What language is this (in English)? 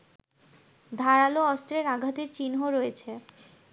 Bangla